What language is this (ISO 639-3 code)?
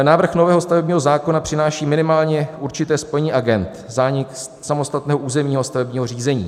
ces